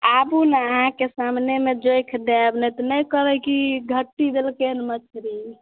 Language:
Maithili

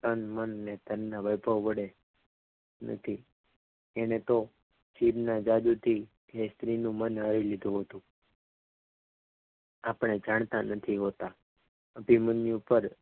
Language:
Gujarati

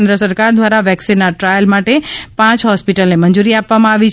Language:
Gujarati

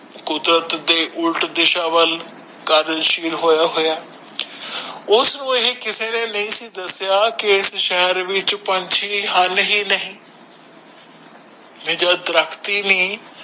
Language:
Punjabi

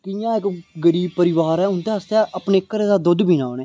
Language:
Dogri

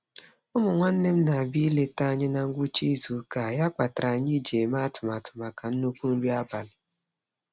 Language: Igbo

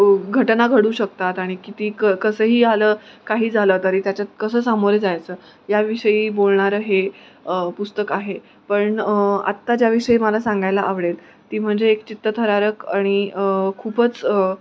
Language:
Marathi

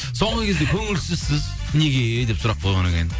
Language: Kazakh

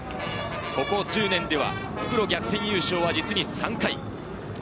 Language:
Japanese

